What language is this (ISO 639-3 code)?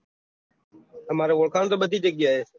guj